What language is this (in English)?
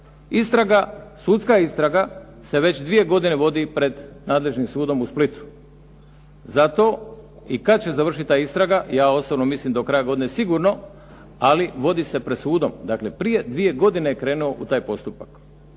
Croatian